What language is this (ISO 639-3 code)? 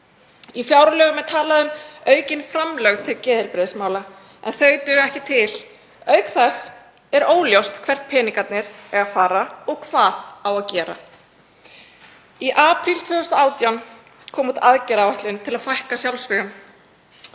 isl